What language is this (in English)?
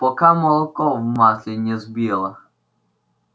Russian